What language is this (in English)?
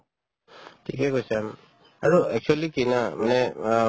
Assamese